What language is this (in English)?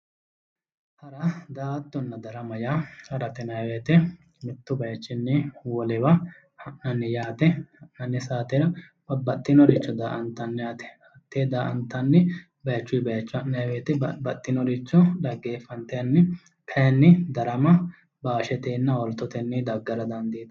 Sidamo